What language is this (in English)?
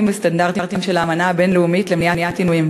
Hebrew